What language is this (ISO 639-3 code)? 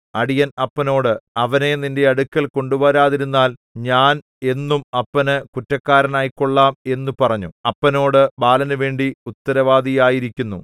mal